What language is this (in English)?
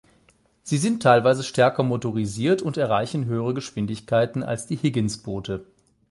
German